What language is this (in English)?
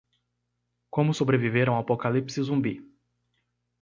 Portuguese